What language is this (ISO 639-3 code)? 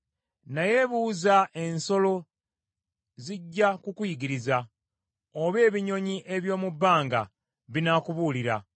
lug